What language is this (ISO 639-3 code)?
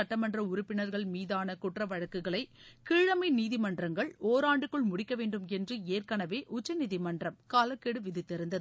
tam